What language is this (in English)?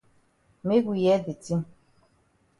Cameroon Pidgin